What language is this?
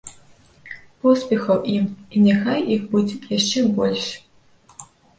Belarusian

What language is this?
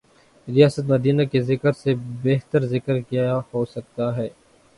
Urdu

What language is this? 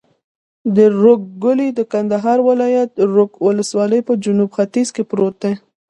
Pashto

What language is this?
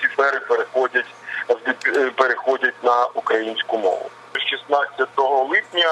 Ukrainian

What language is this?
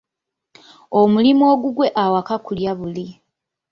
Ganda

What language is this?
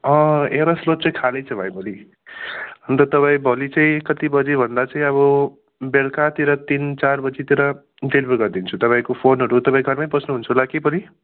Nepali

